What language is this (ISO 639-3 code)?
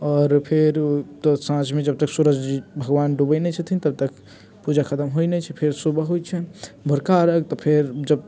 mai